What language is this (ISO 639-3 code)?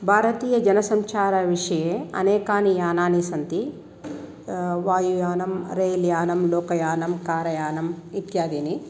san